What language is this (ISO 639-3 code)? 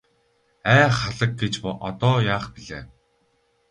mon